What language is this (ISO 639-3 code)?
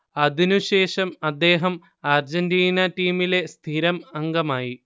mal